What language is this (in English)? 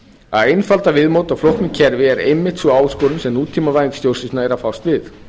Icelandic